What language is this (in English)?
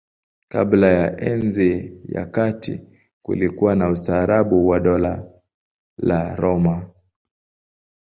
Swahili